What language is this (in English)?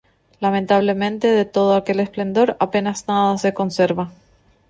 Spanish